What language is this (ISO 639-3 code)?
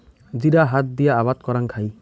ben